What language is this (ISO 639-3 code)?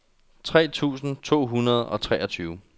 dan